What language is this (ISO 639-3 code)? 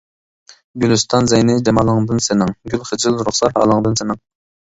uig